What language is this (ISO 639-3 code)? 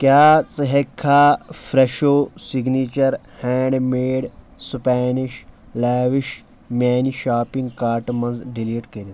kas